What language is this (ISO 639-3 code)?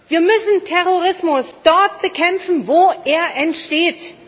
deu